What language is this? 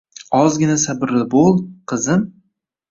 Uzbek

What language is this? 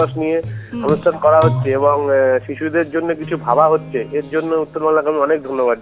Hindi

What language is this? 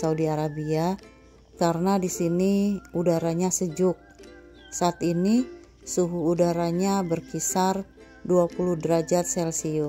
Indonesian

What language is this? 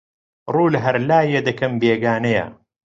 Central Kurdish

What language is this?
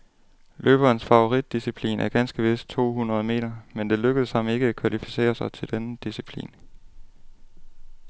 Danish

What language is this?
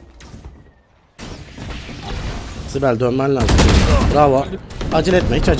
Turkish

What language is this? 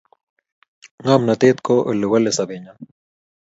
Kalenjin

